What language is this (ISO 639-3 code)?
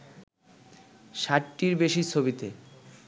ben